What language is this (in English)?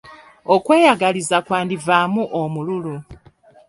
Ganda